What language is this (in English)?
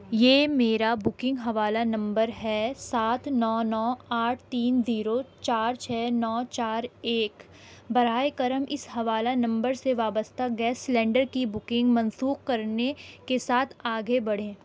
Urdu